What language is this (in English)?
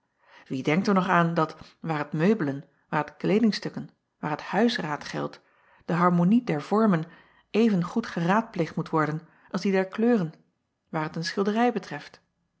Dutch